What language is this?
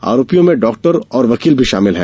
Hindi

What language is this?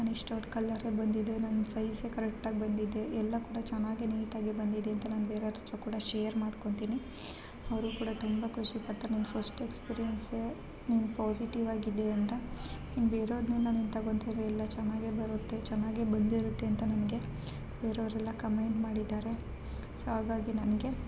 Kannada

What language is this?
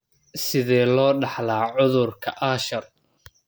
Somali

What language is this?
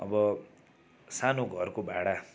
Nepali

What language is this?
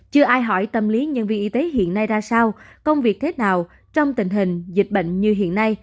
Vietnamese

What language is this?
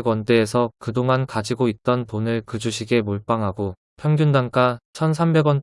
Korean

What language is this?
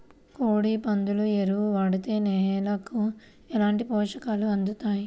Telugu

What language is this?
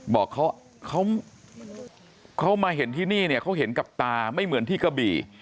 Thai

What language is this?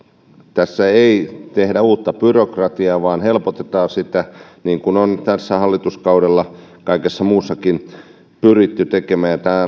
Finnish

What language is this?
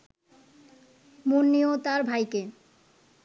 Bangla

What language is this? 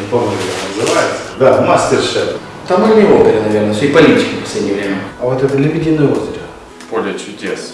Russian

